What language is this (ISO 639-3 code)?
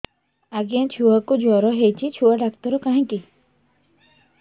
ori